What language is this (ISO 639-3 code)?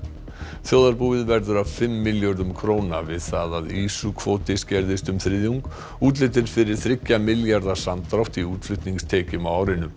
isl